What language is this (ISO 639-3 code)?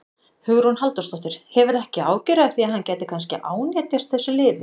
isl